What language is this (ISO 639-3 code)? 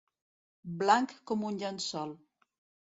cat